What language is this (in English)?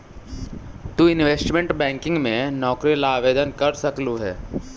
Magahi